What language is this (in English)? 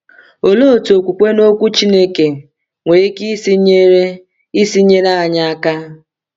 Igbo